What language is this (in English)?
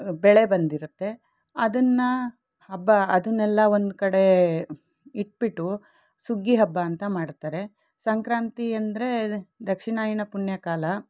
Kannada